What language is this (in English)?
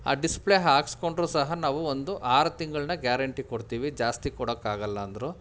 Kannada